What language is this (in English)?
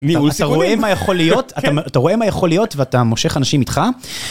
Hebrew